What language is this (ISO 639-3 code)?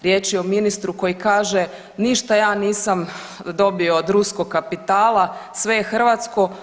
hrv